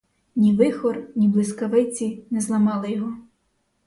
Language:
Ukrainian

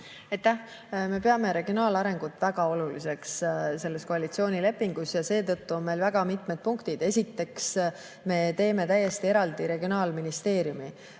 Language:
Estonian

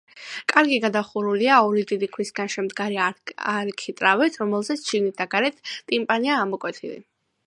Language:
Georgian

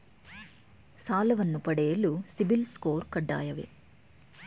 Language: Kannada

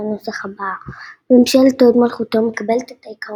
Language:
Hebrew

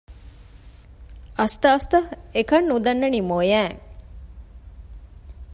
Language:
Divehi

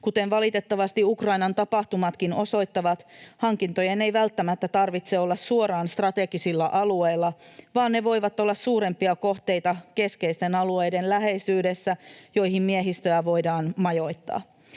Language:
Finnish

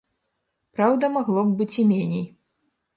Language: Belarusian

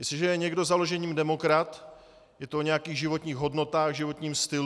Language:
Czech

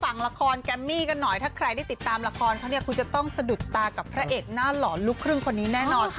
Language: Thai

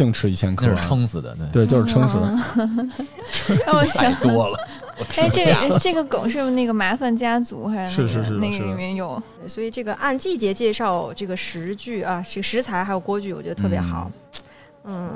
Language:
Chinese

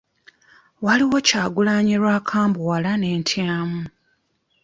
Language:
Ganda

